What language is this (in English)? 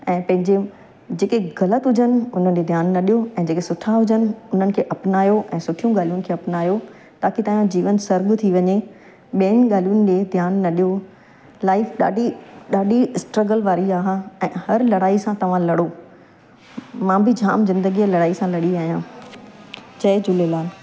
Sindhi